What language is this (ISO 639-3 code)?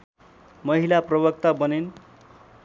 nep